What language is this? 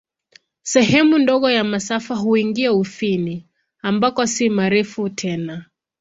Swahili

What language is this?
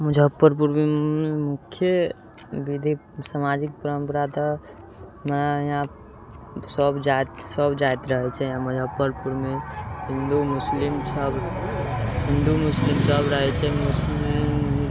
Maithili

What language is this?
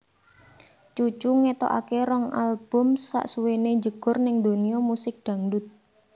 Javanese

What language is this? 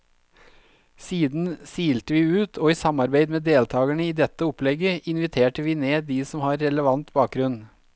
Norwegian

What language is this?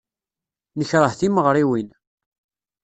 Kabyle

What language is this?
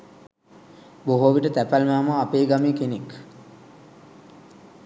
Sinhala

